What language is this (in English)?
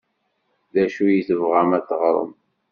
Kabyle